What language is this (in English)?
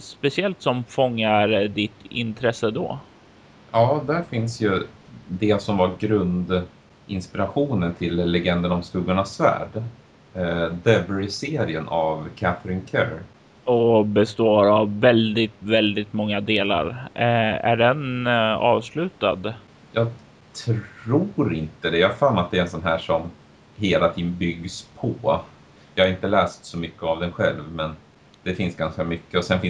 Swedish